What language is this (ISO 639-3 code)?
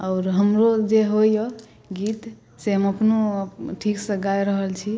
mai